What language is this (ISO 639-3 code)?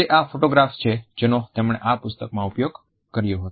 guj